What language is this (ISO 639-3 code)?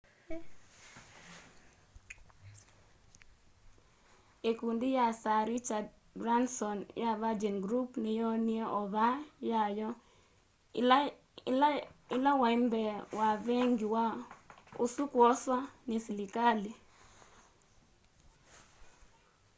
kam